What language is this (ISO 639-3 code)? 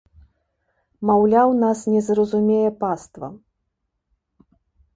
bel